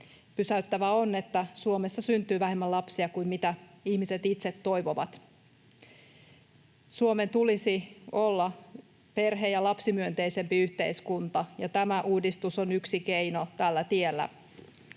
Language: Finnish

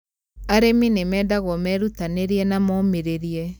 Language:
Kikuyu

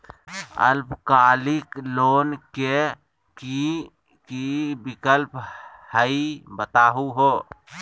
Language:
Magahi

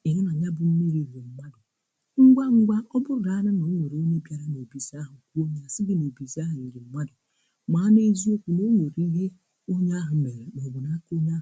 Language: Igbo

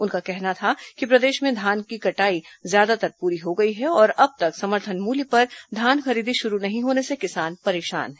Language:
Hindi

